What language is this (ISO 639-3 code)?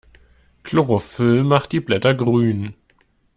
deu